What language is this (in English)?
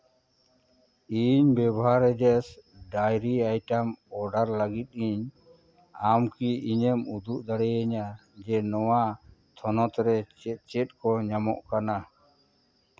Santali